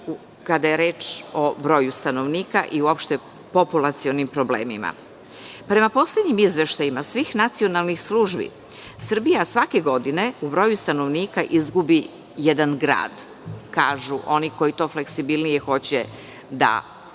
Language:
Serbian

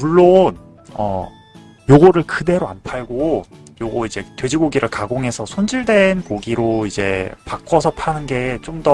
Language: Korean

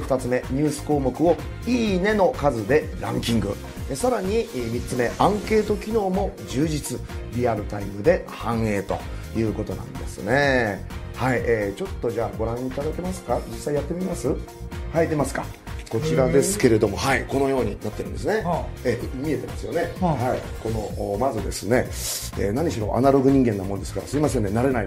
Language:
Japanese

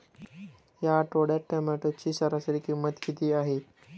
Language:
Marathi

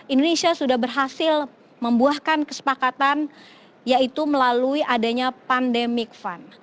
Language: Indonesian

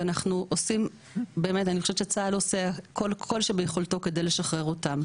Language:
Hebrew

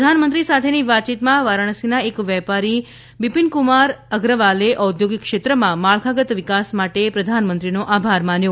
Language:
Gujarati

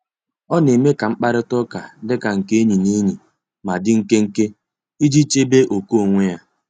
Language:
Igbo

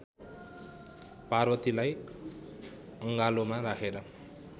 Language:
Nepali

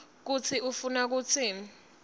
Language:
Swati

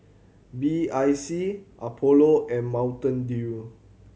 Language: English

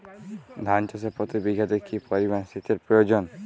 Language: Bangla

